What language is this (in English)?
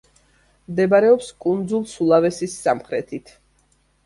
Georgian